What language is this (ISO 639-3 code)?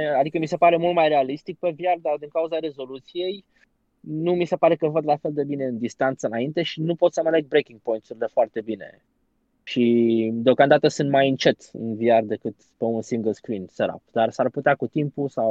ron